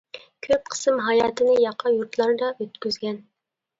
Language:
Uyghur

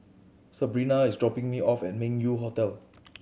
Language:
English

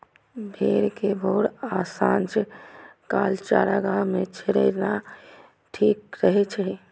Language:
Maithili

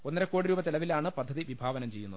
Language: Malayalam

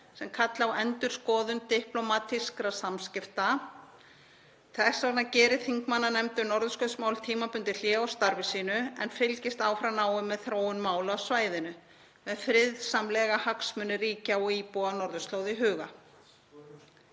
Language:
Icelandic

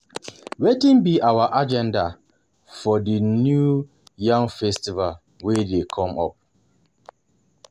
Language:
Nigerian Pidgin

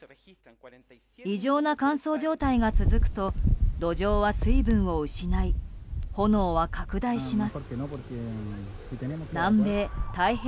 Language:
Japanese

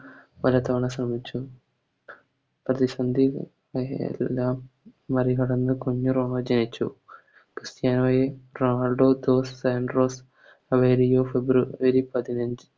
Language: Malayalam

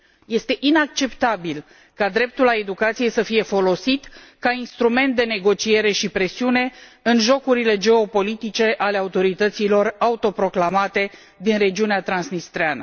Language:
Romanian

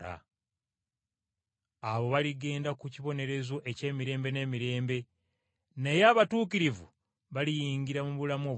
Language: Ganda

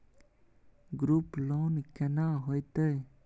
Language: Maithili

